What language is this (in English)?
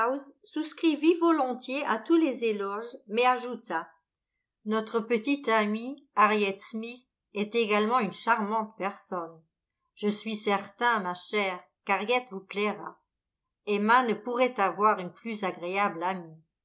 French